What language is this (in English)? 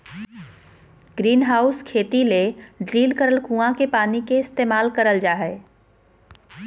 Magahi